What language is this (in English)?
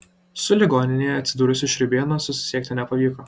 Lithuanian